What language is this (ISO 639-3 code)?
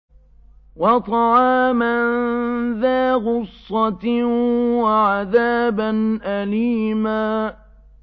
ara